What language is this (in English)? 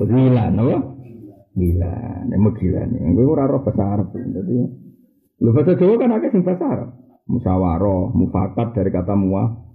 Malay